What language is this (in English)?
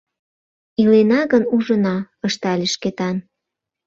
Mari